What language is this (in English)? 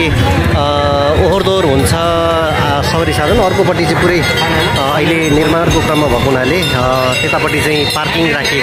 Indonesian